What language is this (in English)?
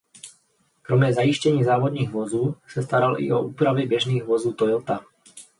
Czech